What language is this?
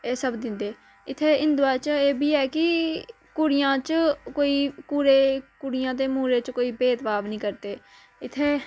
Dogri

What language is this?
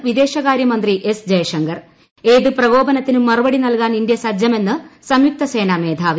Malayalam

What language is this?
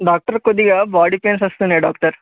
Telugu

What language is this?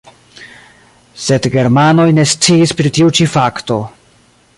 Esperanto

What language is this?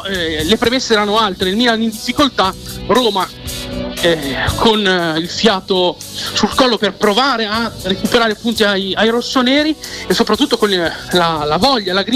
Italian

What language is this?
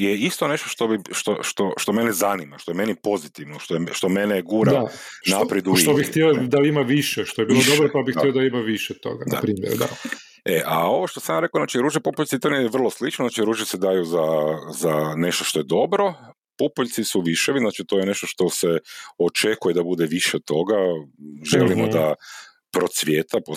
Croatian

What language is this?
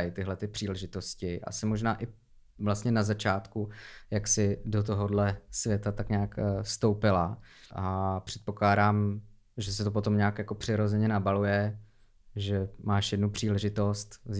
Czech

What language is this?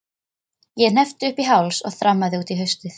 Icelandic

